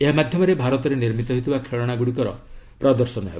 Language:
Odia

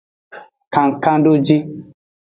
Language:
Aja (Benin)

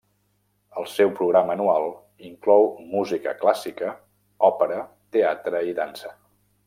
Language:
Catalan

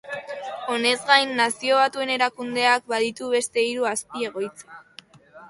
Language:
Basque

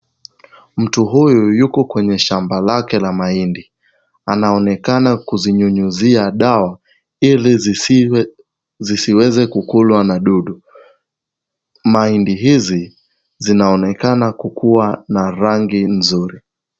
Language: Swahili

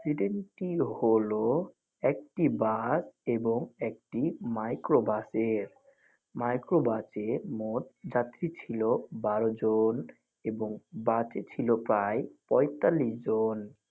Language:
Bangla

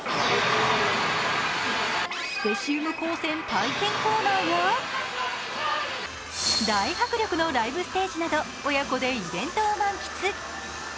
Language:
Japanese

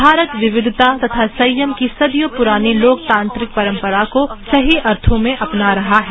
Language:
Hindi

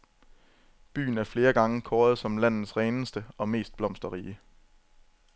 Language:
Danish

